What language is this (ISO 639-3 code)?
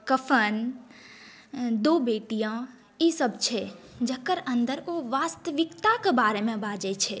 mai